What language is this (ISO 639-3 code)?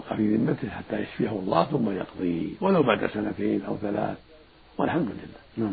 ara